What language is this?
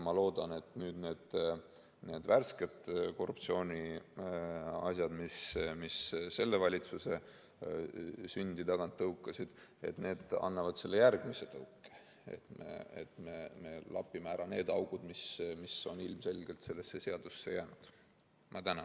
Estonian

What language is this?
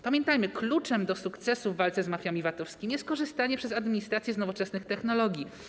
Polish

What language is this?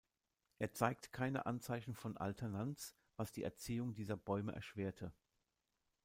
German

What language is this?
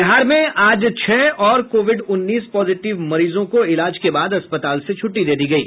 Hindi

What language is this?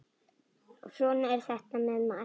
Icelandic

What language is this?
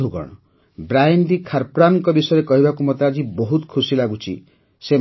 Odia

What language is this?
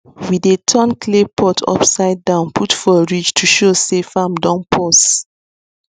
Nigerian Pidgin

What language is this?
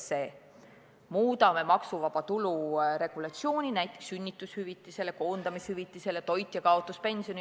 Estonian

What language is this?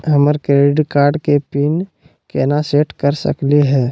Magahi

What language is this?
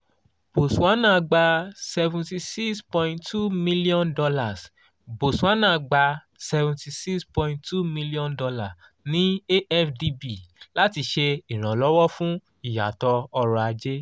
Yoruba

